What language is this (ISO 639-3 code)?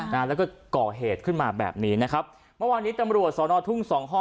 tha